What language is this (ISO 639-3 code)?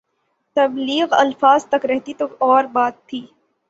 urd